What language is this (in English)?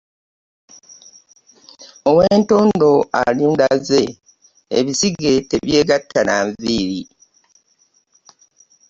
Ganda